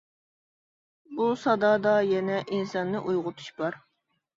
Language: Uyghur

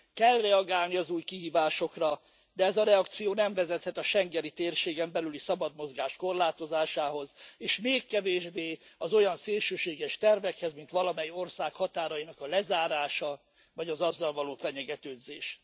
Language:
Hungarian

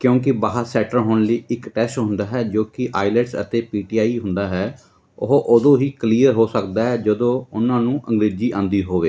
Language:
Punjabi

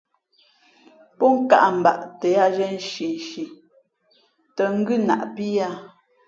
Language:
Fe'fe'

